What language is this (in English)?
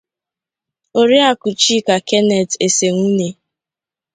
Igbo